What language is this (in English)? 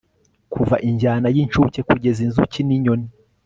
Kinyarwanda